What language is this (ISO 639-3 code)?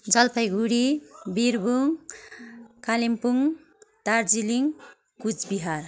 nep